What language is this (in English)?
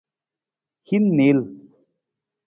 Nawdm